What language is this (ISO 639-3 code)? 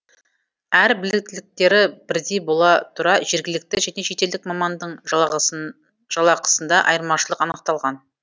kaz